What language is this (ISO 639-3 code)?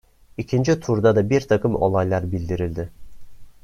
tur